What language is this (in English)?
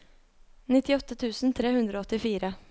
Norwegian